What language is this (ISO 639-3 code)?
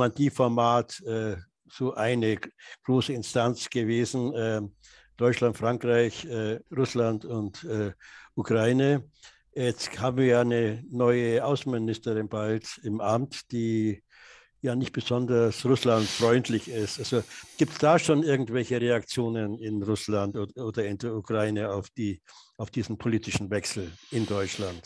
deu